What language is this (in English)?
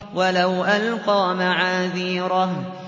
Arabic